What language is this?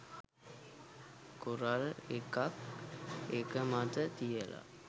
Sinhala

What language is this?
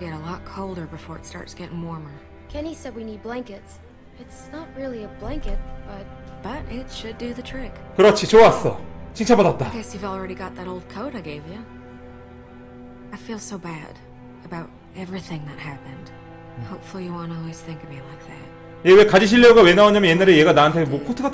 Korean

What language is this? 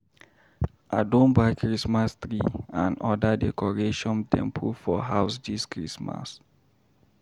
Nigerian Pidgin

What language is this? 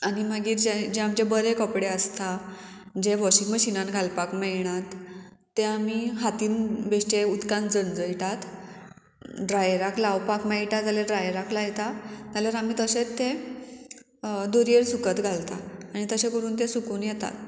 Konkani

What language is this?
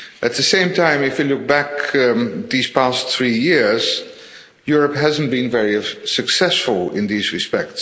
English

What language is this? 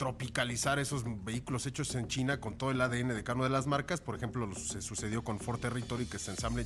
Spanish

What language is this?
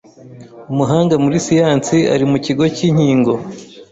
Kinyarwanda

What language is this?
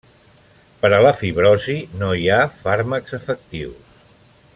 Catalan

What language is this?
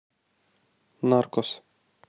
Russian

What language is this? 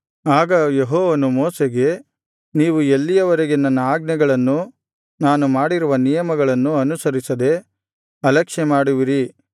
Kannada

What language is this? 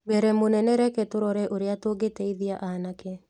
Kikuyu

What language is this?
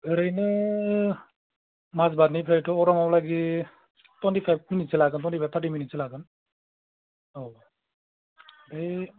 Bodo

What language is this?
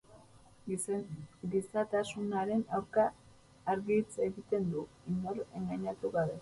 Basque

